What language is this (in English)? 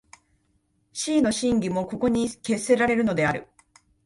Japanese